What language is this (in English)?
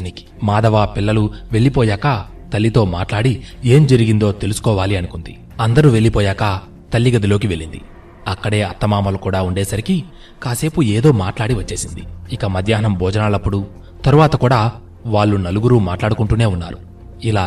Telugu